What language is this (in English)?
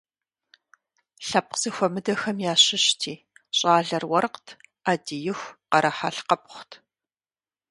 Kabardian